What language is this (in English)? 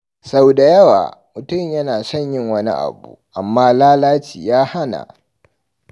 Hausa